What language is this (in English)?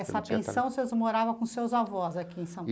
Portuguese